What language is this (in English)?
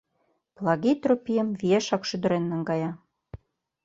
Mari